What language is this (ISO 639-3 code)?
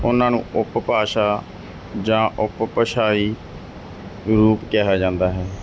pan